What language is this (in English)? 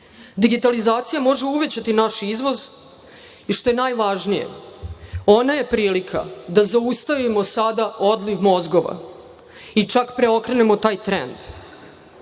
Serbian